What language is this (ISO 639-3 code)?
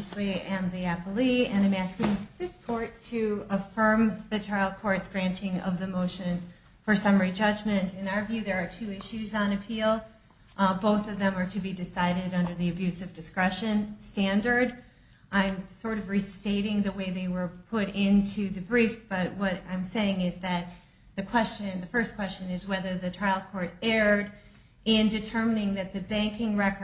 eng